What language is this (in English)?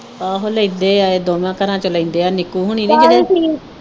Punjabi